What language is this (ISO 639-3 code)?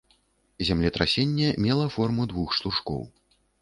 bel